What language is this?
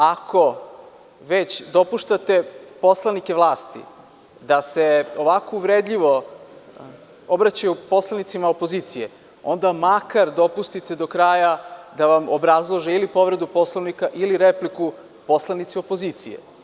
Serbian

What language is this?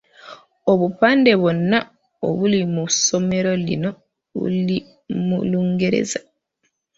Ganda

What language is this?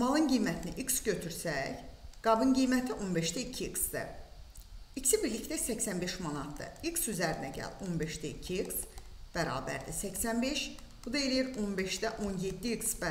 Turkish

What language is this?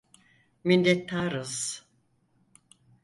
Turkish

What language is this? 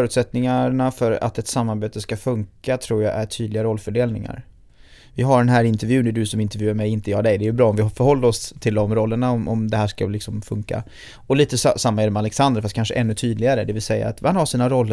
Swedish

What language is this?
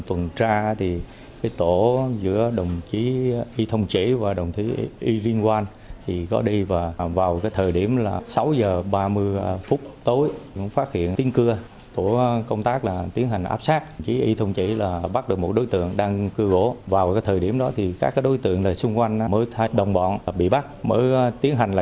Vietnamese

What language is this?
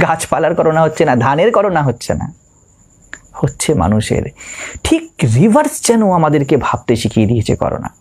Hindi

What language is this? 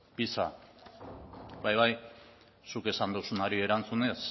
Basque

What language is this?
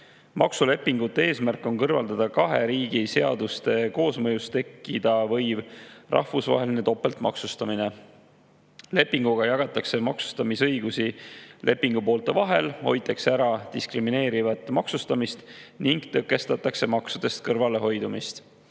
Estonian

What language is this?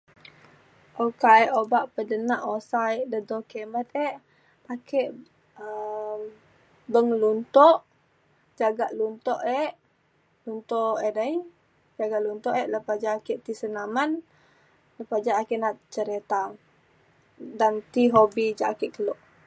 Mainstream Kenyah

